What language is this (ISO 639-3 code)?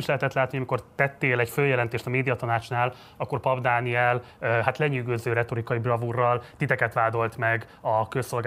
hun